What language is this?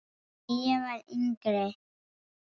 Icelandic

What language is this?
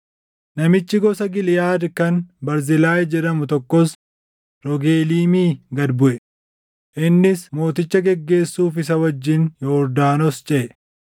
Oromo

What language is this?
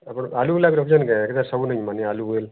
Odia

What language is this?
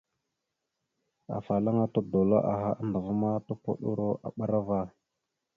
Mada (Cameroon)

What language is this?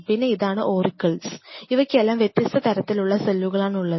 Malayalam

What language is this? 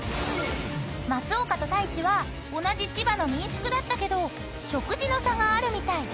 Japanese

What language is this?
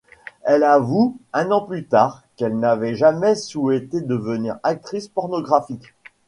French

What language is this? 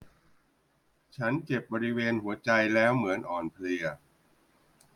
Thai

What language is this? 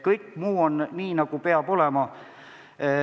Estonian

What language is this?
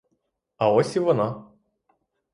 Ukrainian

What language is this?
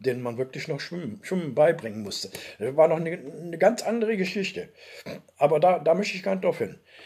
German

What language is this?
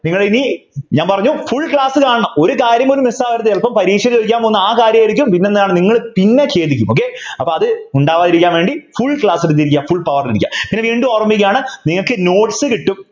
Malayalam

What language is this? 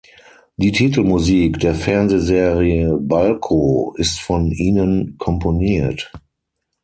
German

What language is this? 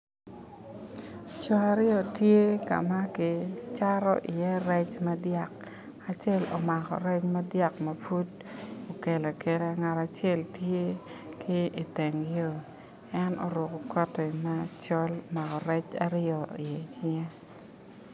Acoli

